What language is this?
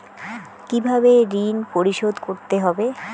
Bangla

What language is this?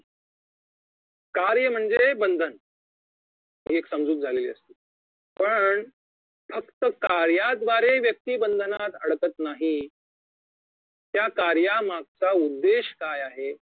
Marathi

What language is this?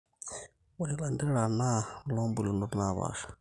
Masai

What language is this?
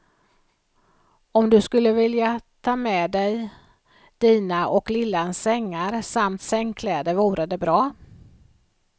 Swedish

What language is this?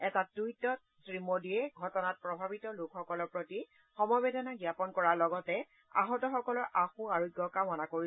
Assamese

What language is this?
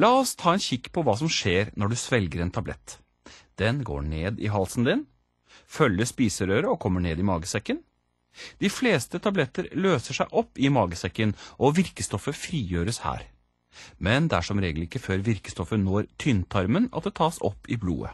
Norwegian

